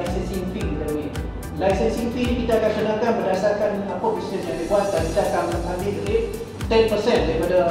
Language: Malay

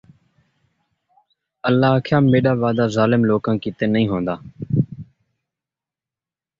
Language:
Saraiki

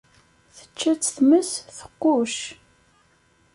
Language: Kabyle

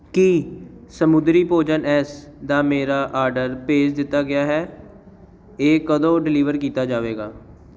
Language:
Punjabi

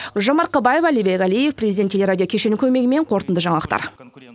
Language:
Kazakh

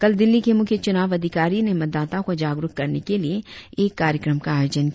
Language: Hindi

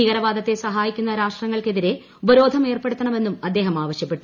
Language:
Malayalam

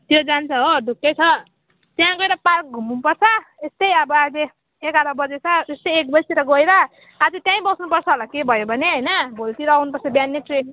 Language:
Nepali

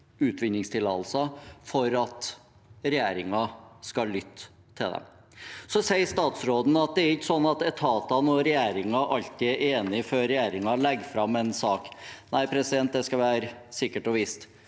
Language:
Norwegian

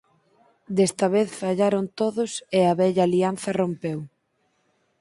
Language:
Galician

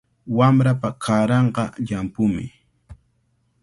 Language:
Cajatambo North Lima Quechua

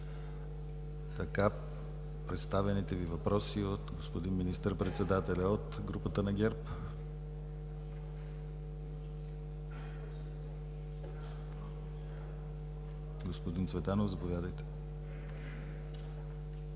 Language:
Bulgarian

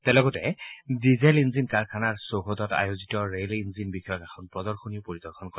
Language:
Assamese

